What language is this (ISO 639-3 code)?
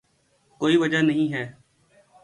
urd